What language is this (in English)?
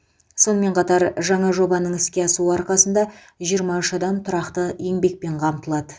Kazakh